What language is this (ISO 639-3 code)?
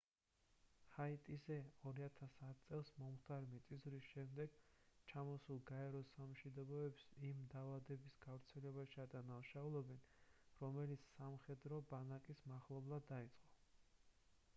kat